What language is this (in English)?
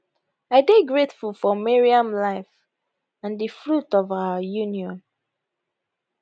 Nigerian Pidgin